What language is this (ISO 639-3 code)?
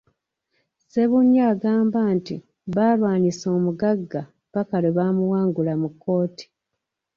lug